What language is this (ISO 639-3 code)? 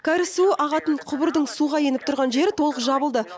kaz